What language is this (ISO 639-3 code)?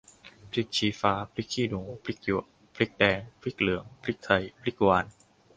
tha